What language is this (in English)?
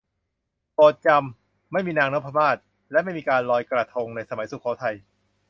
Thai